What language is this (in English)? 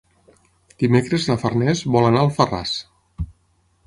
Catalan